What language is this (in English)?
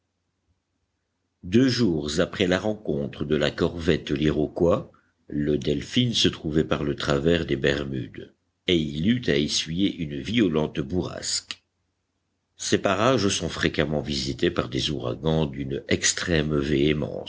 French